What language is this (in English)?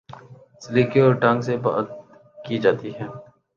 Urdu